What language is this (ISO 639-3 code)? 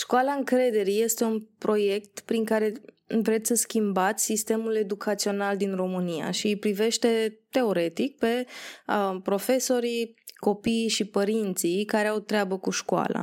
ron